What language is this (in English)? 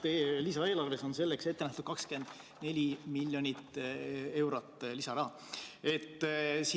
Estonian